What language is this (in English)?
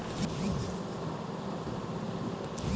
Hindi